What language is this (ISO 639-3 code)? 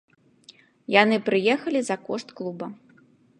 bel